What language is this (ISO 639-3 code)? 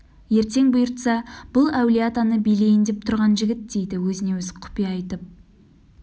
kaz